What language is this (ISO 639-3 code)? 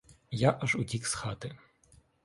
ukr